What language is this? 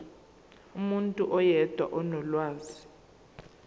Zulu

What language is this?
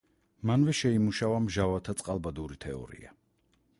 Georgian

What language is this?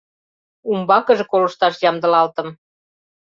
Mari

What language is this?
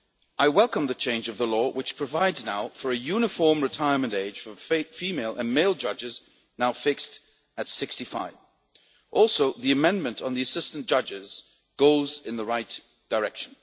English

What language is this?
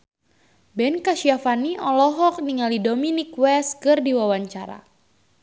Sundanese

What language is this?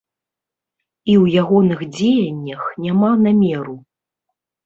Belarusian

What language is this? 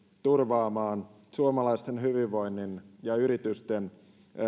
Finnish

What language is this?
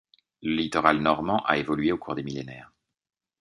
French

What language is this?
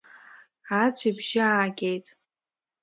Abkhazian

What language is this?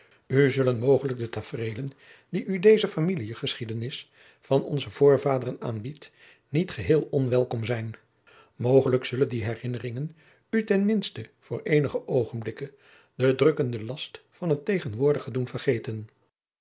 Dutch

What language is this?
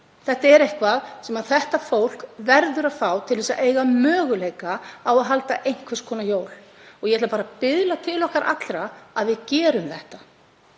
Icelandic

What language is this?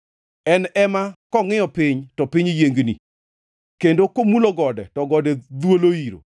Luo (Kenya and Tanzania)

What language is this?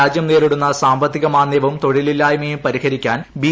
Malayalam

